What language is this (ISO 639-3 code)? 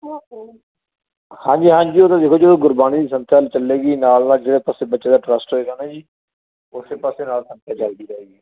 pan